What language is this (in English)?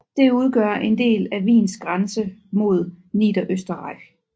Danish